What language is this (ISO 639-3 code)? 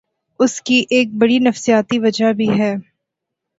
urd